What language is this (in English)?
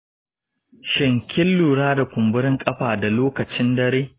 Hausa